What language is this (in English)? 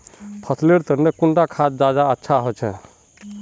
Magahi